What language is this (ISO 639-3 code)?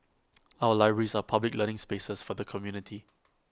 eng